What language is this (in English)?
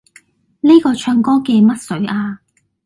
Cantonese